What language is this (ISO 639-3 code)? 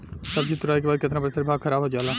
bho